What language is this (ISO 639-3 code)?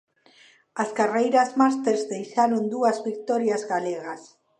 glg